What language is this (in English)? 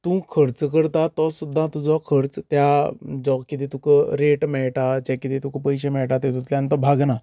Konkani